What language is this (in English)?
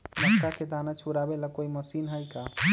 Magahi